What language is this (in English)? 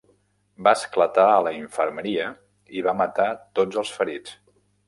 Catalan